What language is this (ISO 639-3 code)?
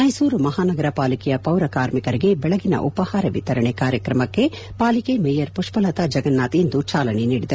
kan